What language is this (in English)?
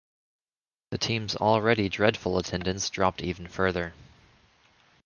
English